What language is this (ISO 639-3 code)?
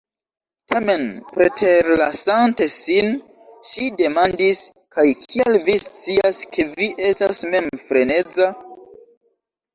epo